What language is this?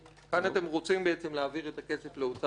Hebrew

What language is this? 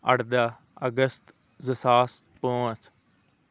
Kashmiri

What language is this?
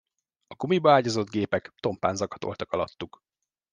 Hungarian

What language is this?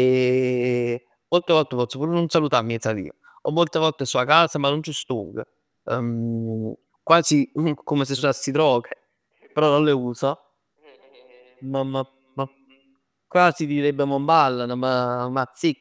Neapolitan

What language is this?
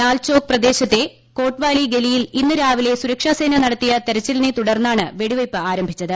Malayalam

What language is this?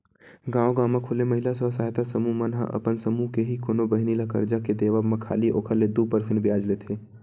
Chhattisgarhi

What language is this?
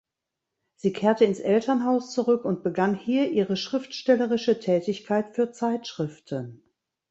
German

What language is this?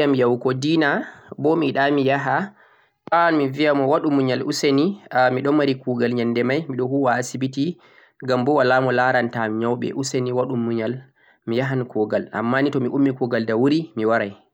Central-Eastern Niger Fulfulde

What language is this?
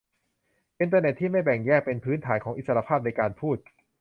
Thai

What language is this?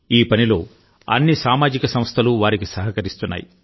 Telugu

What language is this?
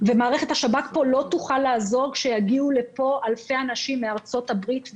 Hebrew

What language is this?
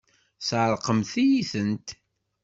Kabyle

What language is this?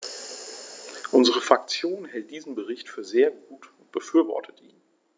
German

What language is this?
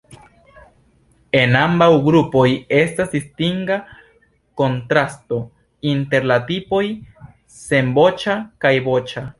Esperanto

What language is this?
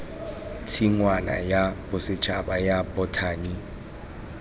Tswana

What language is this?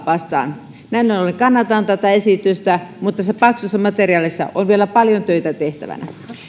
Finnish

